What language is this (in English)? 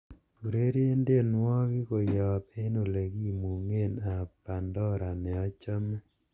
Kalenjin